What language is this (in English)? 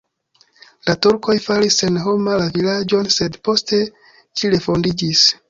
Esperanto